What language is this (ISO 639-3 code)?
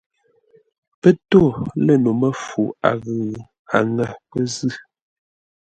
nla